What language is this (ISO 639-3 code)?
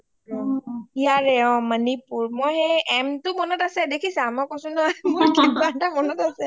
asm